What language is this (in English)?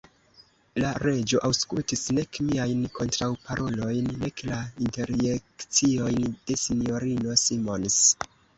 Esperanto